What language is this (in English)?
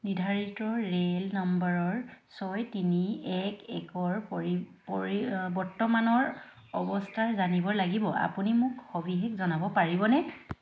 Assamese